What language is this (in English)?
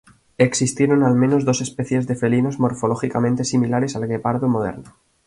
Spanish